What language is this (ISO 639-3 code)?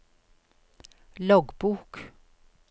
nor